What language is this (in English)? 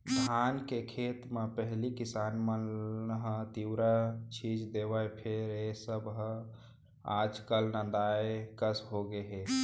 Chhattisgarhi